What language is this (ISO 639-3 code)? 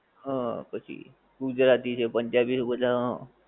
guj